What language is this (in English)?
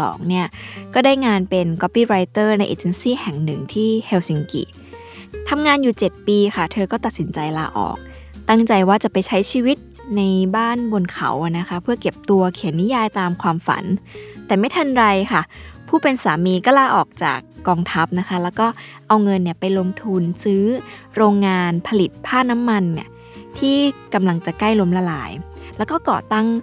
Thai